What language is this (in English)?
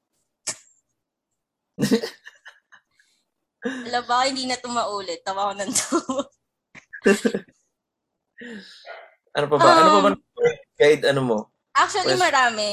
Filipino